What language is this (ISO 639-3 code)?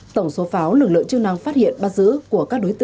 vie